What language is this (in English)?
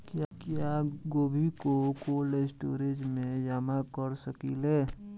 Bhojpuri